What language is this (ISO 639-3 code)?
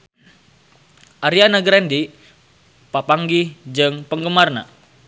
sun